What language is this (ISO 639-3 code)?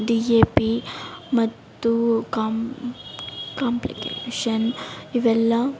kan